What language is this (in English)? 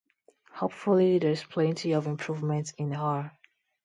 English